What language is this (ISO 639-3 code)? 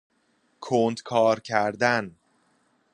fas